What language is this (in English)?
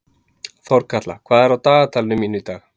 Icelandic